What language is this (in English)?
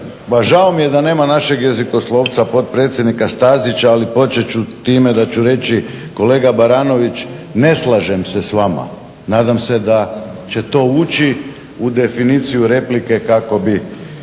Croatian